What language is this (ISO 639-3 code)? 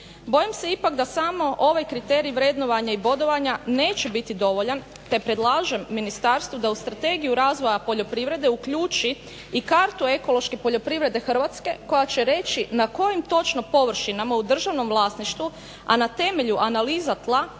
hrv